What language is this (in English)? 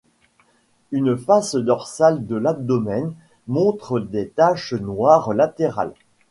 French